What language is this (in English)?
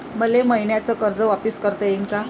Marathi